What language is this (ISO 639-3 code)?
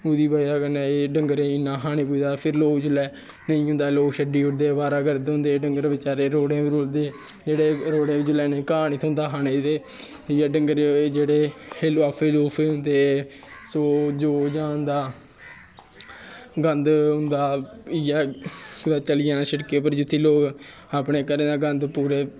doi